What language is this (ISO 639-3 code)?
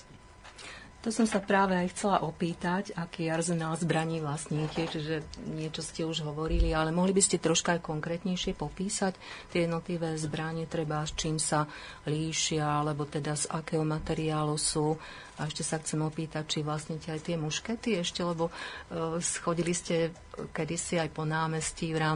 slk